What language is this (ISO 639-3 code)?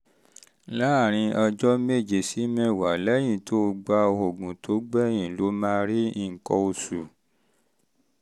yor